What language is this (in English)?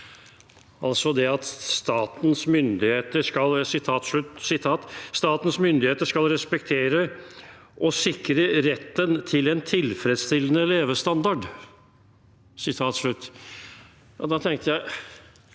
Norwegian